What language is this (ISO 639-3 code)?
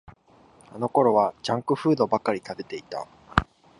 jpn